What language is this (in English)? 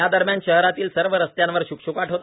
Marathi